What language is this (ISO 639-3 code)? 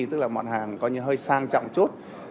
vie